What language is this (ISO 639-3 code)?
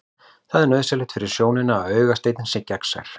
isl